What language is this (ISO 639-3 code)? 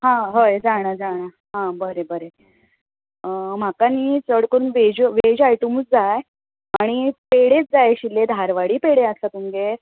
kok